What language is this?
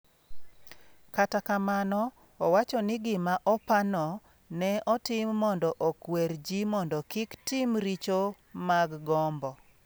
Luo (Kenya and Tanzania)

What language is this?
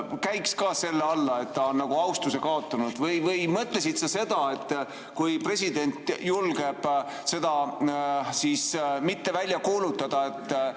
Estonian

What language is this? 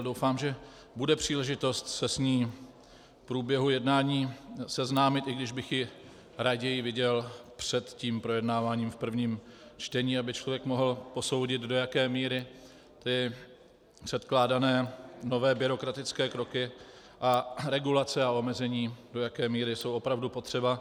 Czech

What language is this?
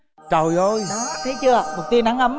Vietnamese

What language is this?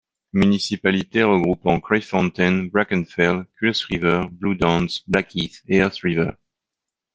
French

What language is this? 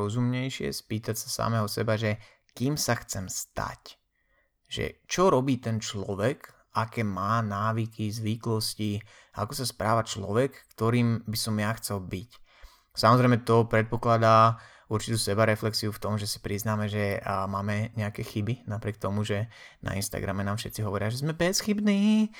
Slovak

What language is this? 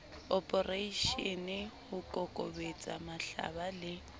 Southern Sotho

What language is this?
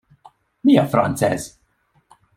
Hungarian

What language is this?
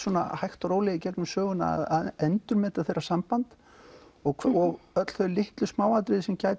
Icelandic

